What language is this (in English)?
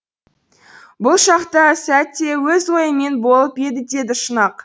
Kazakh